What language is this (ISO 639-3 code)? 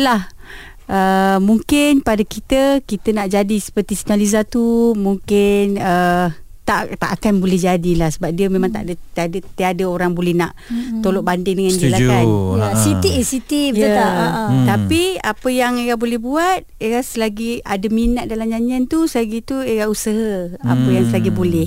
msa